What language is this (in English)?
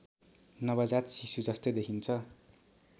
Nepali